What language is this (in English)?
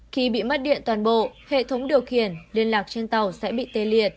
Vietnamese